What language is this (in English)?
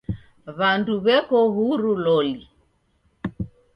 Taita